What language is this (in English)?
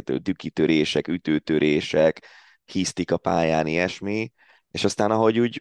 Hungarian